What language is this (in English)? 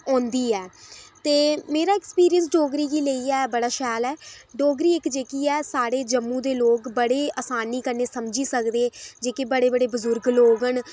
Dogri